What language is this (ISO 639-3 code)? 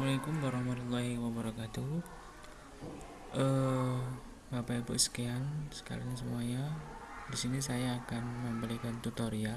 ind